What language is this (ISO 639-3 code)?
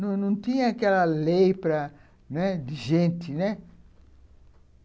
por